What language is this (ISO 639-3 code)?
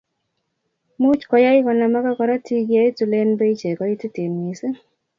kln